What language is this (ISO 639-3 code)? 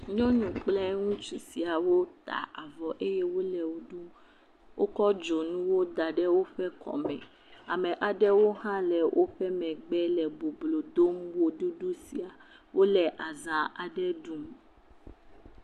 ewe